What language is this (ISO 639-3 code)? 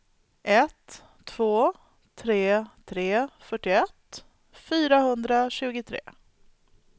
swe